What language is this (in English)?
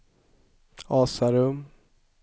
Swedish